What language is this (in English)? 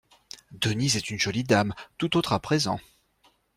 French